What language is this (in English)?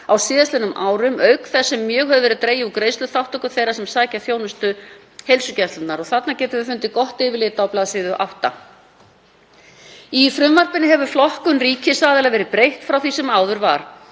Icelandic